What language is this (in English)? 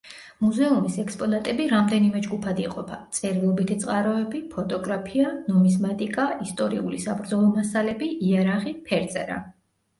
Georgian